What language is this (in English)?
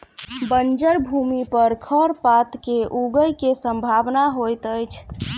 Maithili